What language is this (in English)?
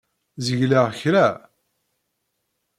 Kabyle